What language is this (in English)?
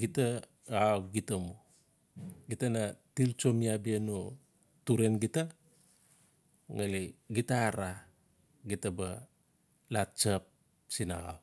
Notsi